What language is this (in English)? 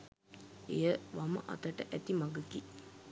Sinhala